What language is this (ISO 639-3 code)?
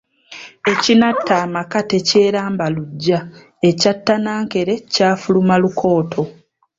lug